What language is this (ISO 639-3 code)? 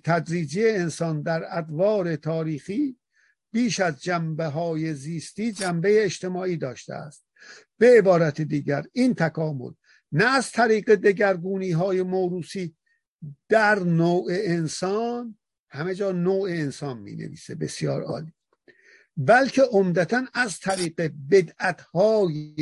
fas